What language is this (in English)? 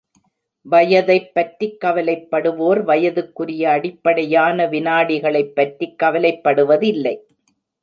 Tamil